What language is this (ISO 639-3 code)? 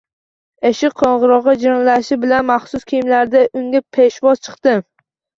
uzb